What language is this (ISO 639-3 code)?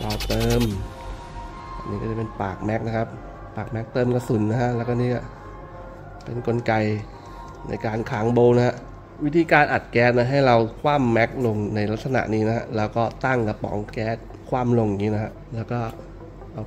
tha